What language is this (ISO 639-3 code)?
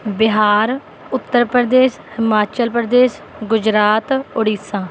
pan